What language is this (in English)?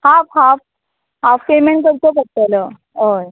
Konkani